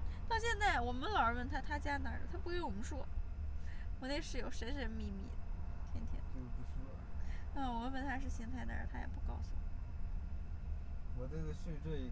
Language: Chinese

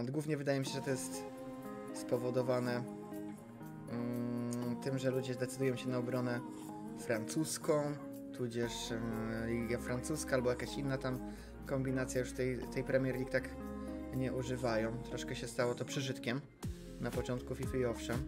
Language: Polish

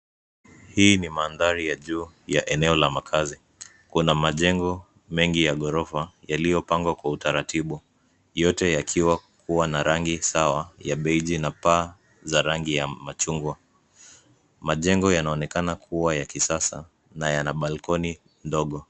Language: Swahili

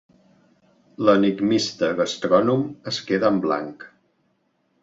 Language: Catalan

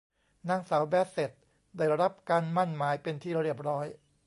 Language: Thai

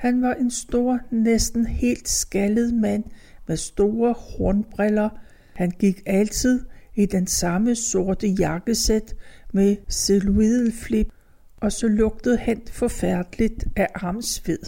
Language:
Danish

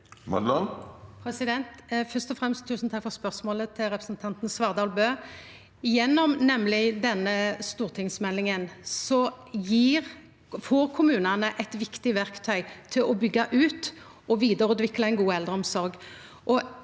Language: Norwegian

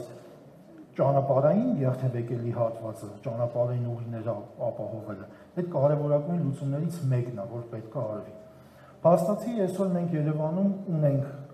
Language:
German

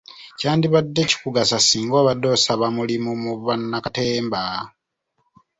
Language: Ganda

